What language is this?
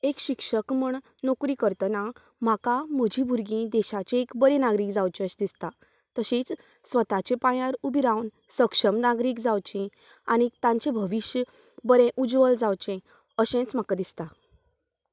Konkani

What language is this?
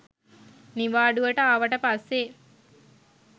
Sinhala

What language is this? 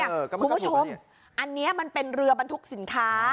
Thai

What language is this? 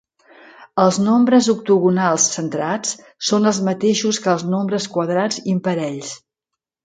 Catalan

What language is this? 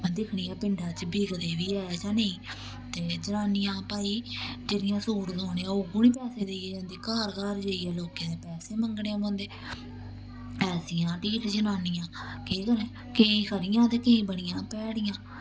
Dogri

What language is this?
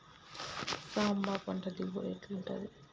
Telugu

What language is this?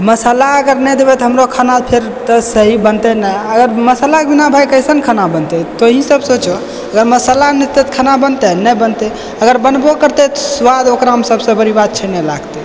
Maithili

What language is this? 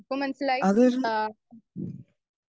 Malayalam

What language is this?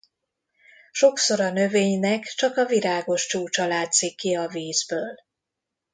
Hungarian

